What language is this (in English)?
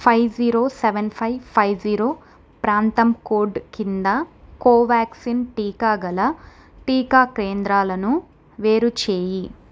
Telugu